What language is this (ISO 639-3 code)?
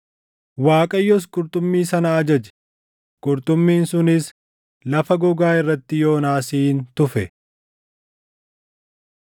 orm